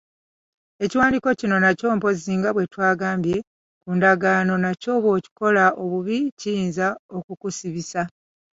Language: Ganda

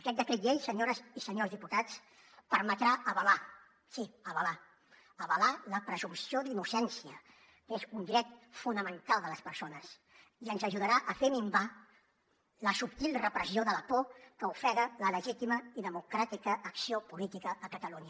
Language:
Catalan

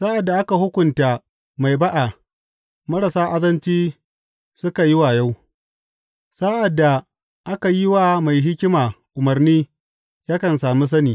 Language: Hausa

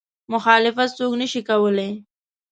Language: Pashto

